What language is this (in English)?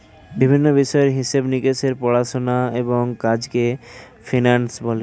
Bangla